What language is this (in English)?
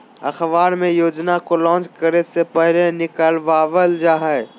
Magahi